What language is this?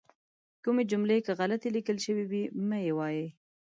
Pashto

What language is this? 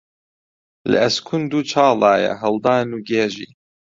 Central Kurdish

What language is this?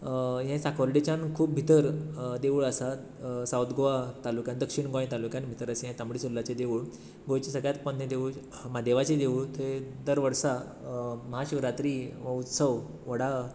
Konkani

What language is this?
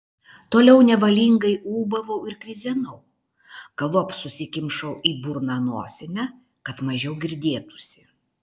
Lithuanian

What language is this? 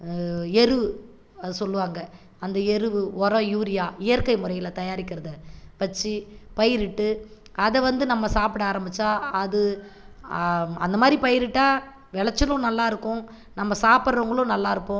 Tamil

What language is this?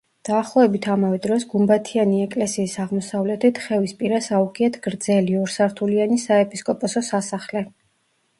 Georgian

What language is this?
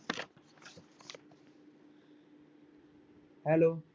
Punjabi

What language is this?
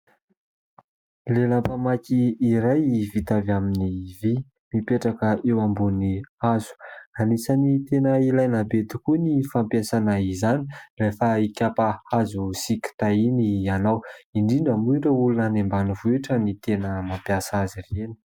Malagasy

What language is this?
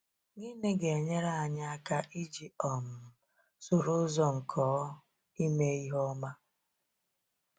Igbo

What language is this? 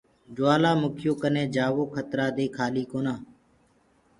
Gurgula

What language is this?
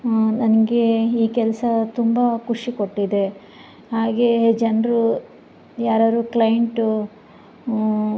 Kannada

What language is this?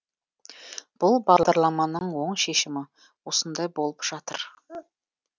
Kazakh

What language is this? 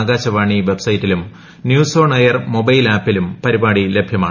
Malayalam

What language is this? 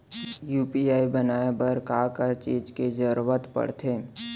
Chhattisgarhi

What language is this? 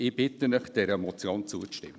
Swiss German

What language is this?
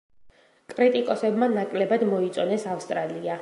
Georgian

